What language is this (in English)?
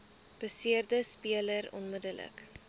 Afrikaans